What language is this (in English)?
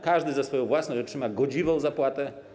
Polish